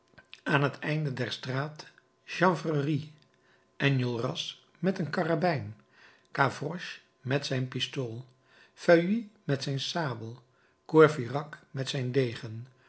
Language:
Dutch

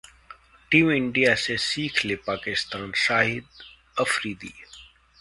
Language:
Hindi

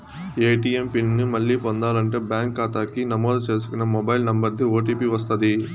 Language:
Telugu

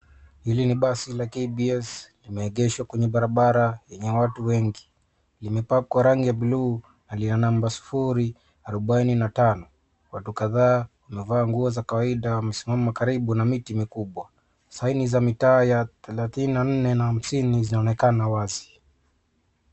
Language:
Swahili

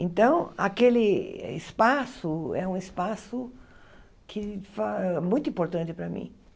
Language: Portuguese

